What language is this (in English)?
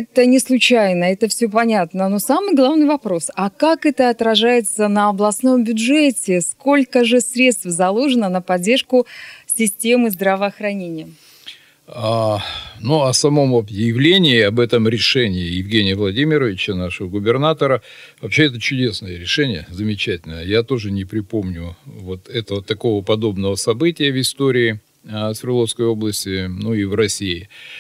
Russian